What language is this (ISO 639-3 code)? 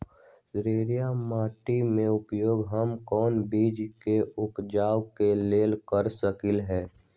mag